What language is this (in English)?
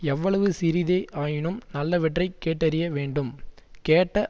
Tamil